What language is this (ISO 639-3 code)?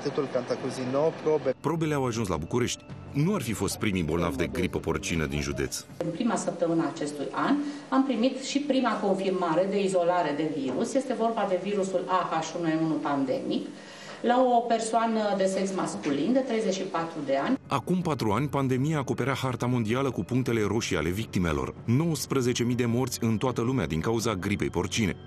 ron